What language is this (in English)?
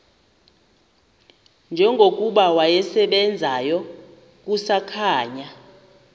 Xhosa